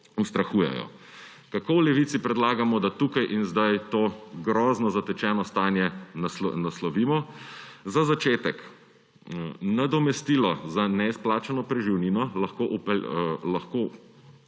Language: Slovenian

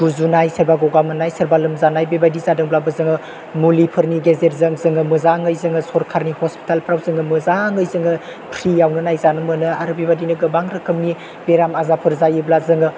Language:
Bodo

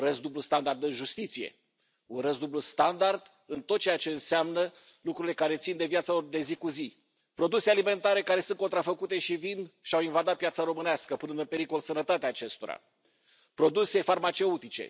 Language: Romanian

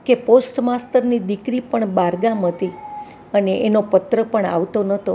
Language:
Gujarati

